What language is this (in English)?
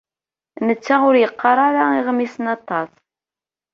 Kabyle